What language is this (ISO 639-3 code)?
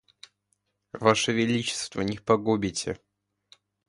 rus